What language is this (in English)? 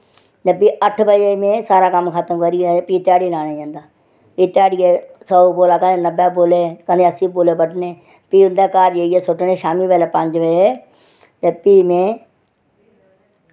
Dogri